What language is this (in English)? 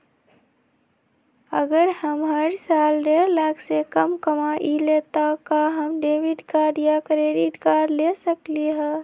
Magahi